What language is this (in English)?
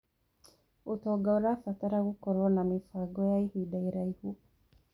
Kikuyu